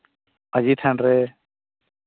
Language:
Santali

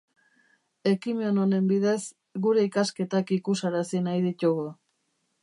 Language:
Basque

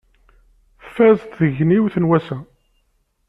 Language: Kabyle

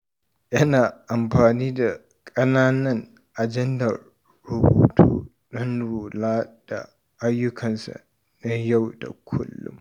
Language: Hausa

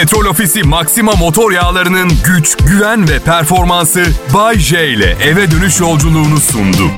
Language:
Turkish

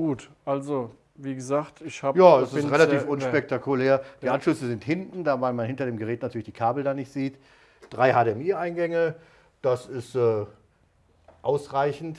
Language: German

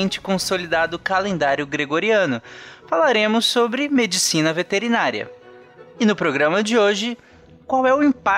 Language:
Portuguese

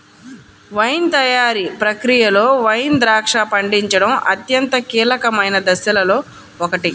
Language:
Telugu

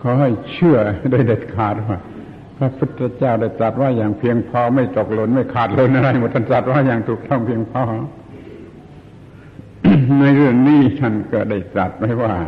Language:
Thai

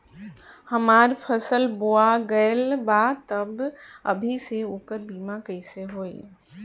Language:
Bhojpuri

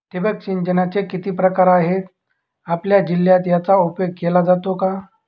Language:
Marathi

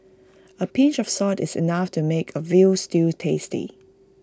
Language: English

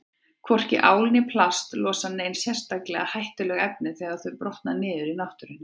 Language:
Icelandic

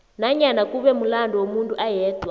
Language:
South Ndebele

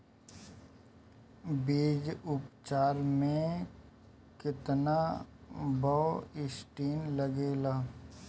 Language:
Bhojpuri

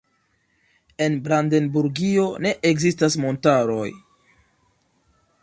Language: Esperanto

